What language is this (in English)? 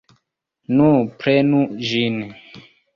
Esperanto